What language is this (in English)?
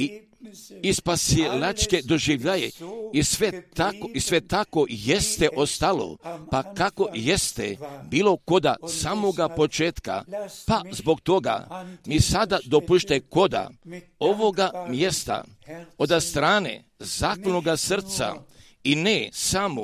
Croatian